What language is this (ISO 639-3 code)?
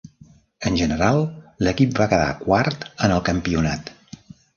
cat